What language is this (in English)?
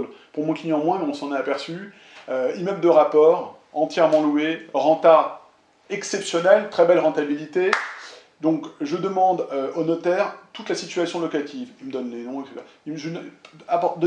French